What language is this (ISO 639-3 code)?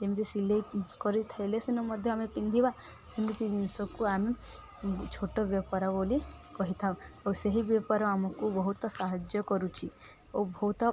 ori